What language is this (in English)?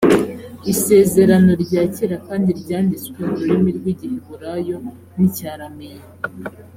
Kinyarwanda